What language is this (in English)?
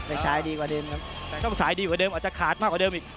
Thai